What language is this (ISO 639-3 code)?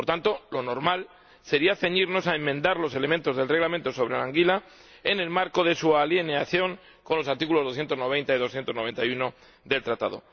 spa